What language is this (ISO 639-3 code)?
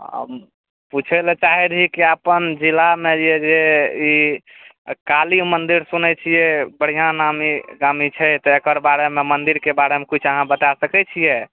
mai